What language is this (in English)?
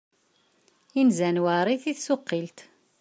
Kabyle